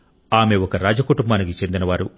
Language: Telugu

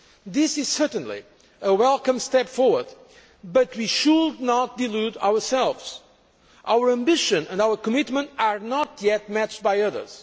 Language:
English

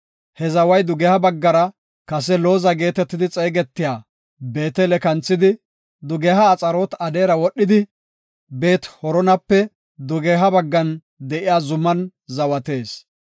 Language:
Gofa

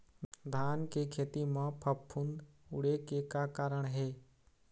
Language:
Chhattisgarhi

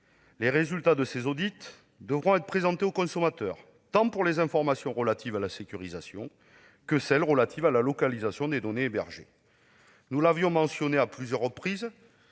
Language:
French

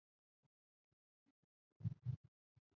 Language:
Chinese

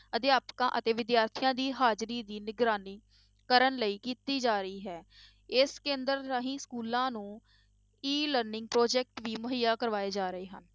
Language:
Punjabi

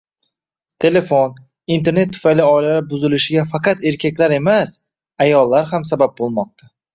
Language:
Uzbek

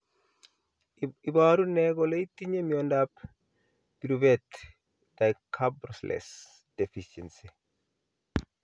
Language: Kalenjin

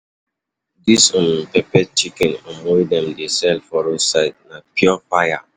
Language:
Nigerian Pidgin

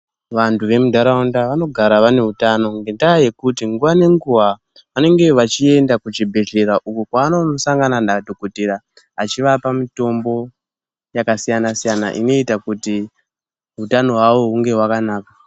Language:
Ndau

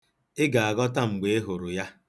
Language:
Igbo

